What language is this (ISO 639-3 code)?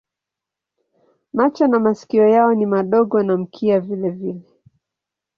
swa